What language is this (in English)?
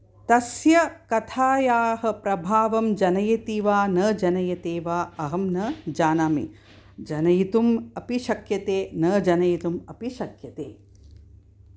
Sanskrit